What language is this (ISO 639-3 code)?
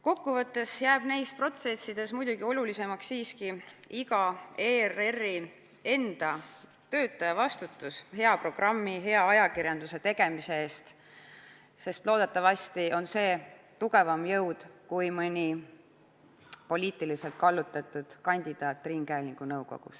est